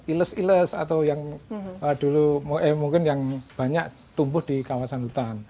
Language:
Indonesian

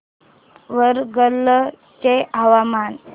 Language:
Marathi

